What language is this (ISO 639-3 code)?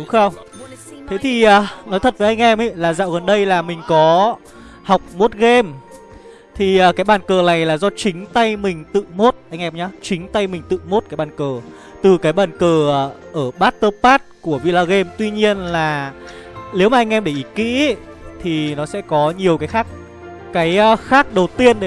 vie